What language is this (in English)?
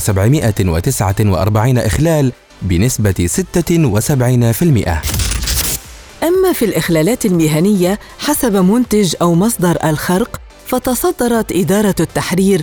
Arabic